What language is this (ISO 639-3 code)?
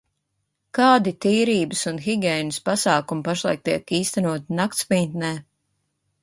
lav